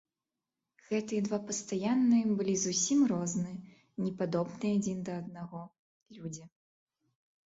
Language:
Belarusian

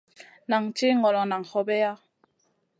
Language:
Masana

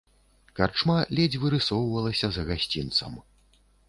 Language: Belarusian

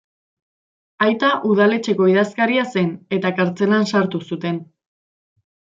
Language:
Basque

